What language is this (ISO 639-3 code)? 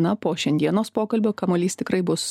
lit